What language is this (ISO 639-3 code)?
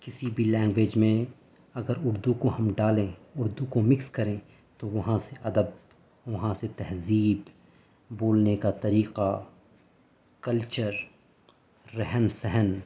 urd